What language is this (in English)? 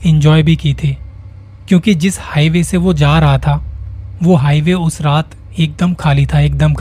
Hindi